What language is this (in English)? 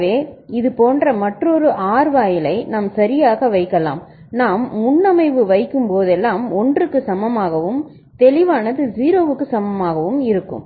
Tamil